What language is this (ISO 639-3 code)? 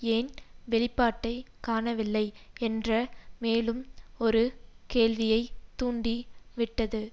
tam